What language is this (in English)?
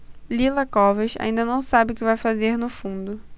Portuguese